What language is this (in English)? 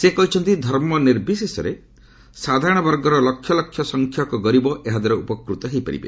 Odia